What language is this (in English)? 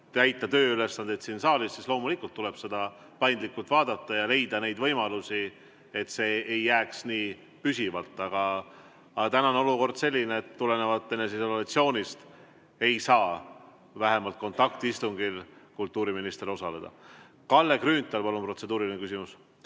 Estonian